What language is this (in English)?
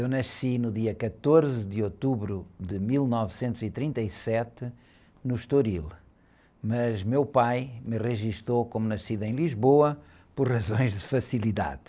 Portuguese